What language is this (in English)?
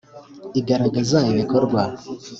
Kinyarwanda